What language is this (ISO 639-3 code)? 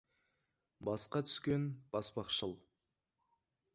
kaz